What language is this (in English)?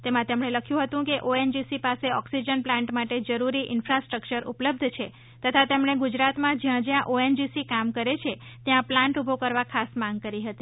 Gujarati